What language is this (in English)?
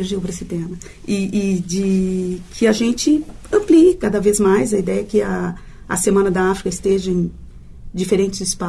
Portuguese